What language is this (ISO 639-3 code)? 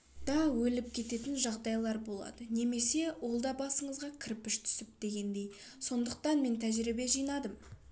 kaz